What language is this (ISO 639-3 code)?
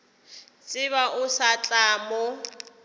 nso